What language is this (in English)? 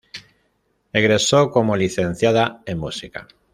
Spanish